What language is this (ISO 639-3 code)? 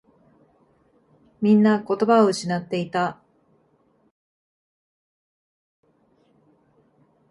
jpn